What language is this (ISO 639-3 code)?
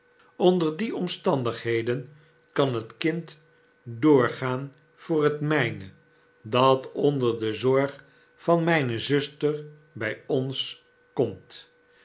nld